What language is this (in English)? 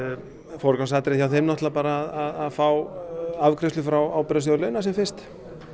Icelandic